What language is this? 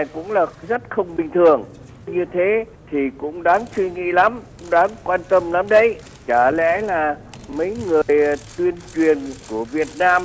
Vietnamese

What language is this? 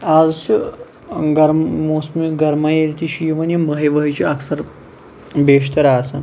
Kashmiri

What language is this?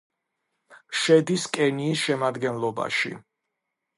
Georgian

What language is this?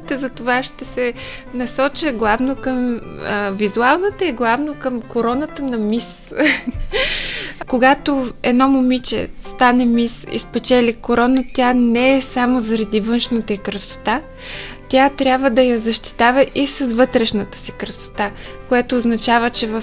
Bulgarian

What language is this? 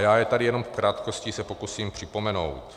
Czech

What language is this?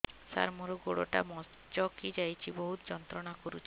Odia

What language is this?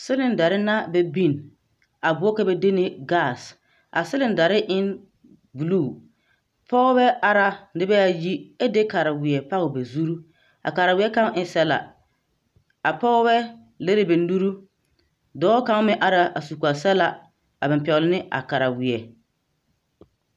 Southern Dagaare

